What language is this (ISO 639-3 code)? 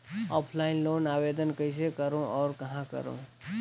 hne